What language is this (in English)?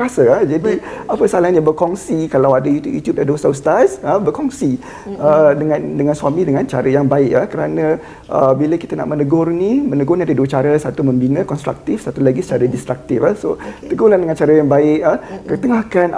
Malay